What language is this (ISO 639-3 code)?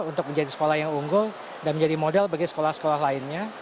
ind